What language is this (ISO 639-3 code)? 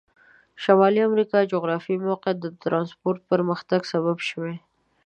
pus